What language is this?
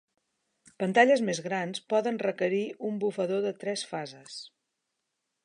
Catalan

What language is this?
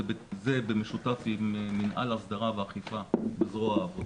Hebrew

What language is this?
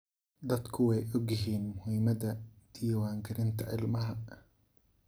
Somali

